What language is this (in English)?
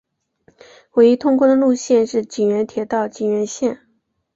Chinese